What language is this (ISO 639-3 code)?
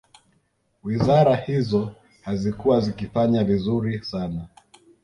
swa